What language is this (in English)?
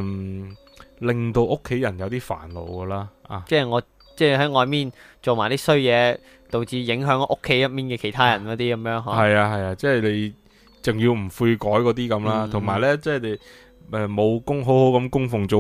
Chinese